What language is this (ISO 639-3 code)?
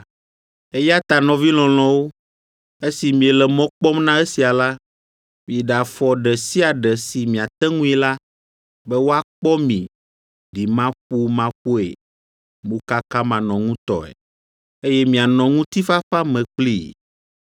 ewe